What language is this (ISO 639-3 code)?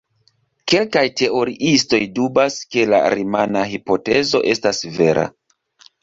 epo